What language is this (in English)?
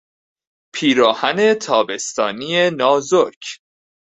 Persian